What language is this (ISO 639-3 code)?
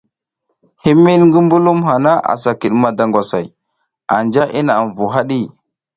giz